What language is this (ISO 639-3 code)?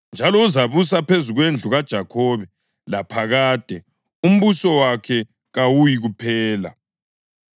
nde